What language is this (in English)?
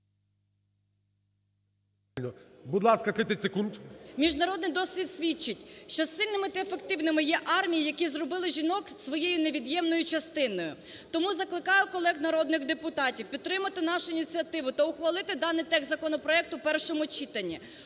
Ukrainian